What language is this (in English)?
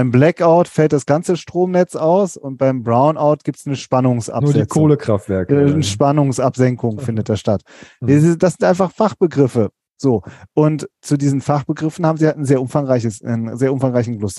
German